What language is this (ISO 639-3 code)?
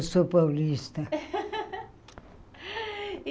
por